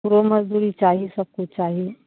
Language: Maithili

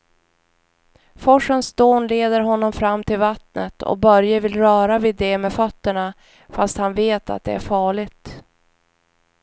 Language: Swedish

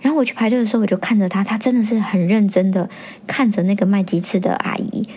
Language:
Chinese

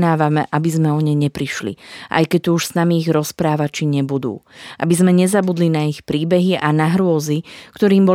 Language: Slovak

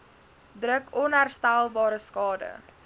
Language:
Afrikaans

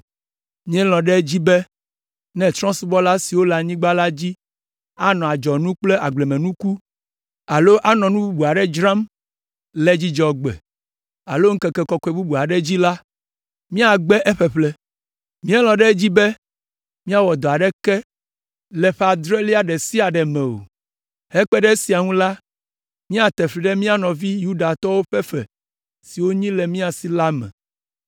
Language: Ewe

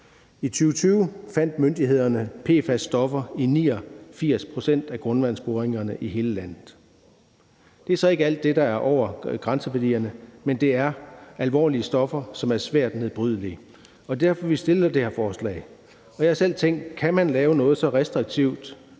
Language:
Danish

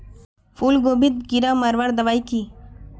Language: Magahi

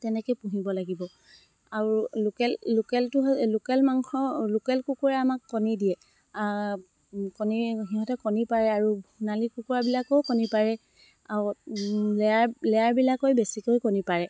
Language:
Assamese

